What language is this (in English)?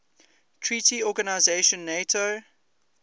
English